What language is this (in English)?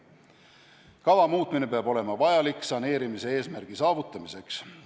Estonian